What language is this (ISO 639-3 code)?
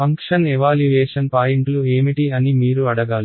tel